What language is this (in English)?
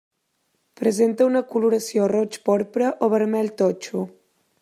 Catalan